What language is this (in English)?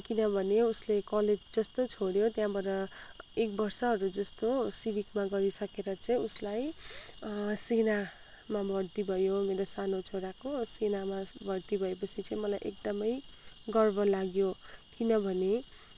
Nepali